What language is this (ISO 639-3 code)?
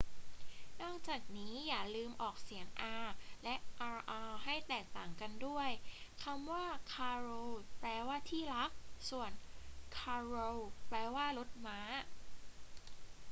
tha